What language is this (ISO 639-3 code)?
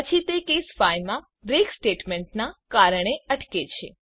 guj